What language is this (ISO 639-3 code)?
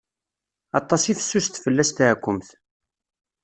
kab